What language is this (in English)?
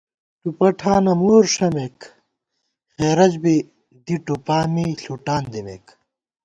Gawar-Bati